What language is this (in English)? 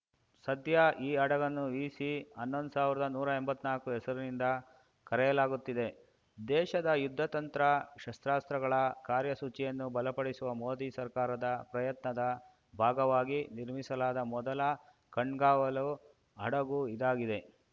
Kannada